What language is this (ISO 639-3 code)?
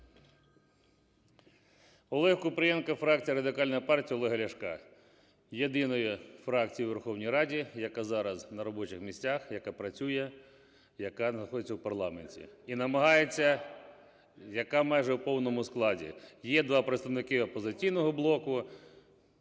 ukr